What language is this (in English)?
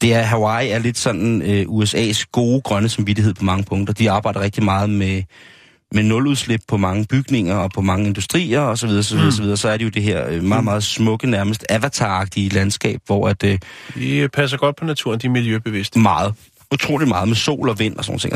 Danish